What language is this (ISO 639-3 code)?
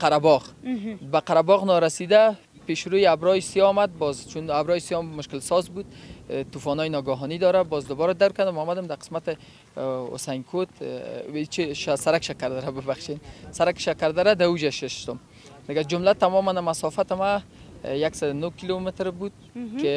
fas